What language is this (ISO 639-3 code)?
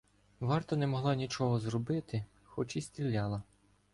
ukr